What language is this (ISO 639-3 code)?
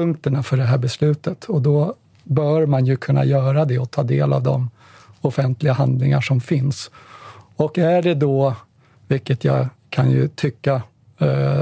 swe